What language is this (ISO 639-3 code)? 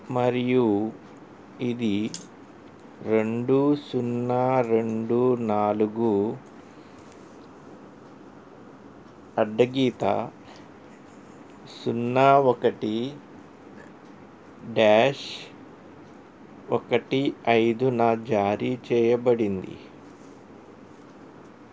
tel